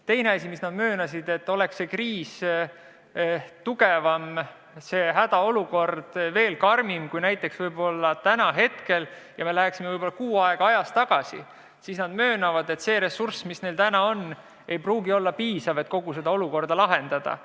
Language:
Estonian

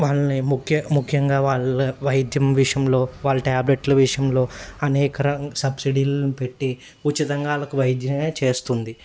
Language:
Telugu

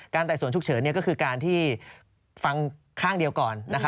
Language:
Thai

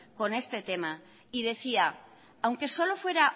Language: Spanish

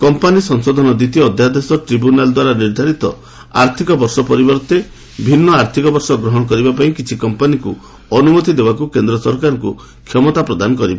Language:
Odia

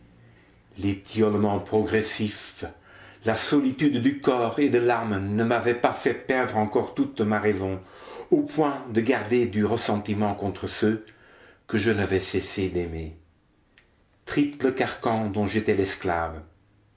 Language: French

